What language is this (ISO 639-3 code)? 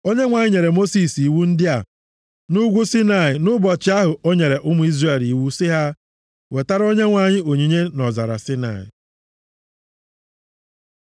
ibo